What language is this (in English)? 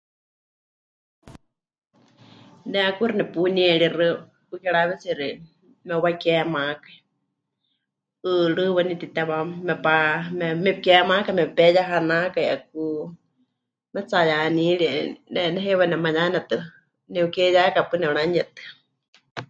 Huichol